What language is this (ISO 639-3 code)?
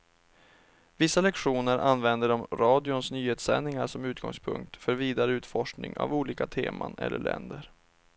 swe